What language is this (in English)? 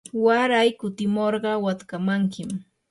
Yanahuanca Pasco Quechua